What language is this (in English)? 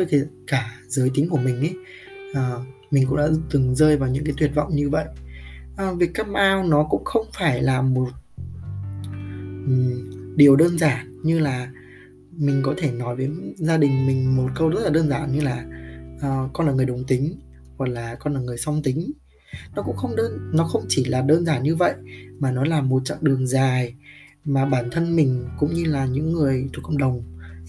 Vietnamese